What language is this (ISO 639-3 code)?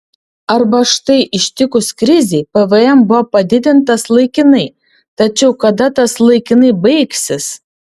lit